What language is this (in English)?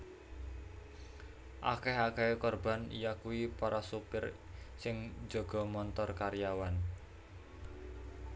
Javanese